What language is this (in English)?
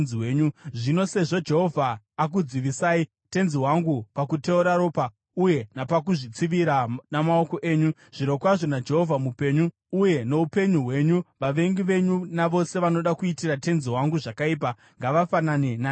Shona